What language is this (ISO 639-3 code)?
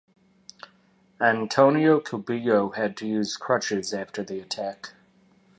eng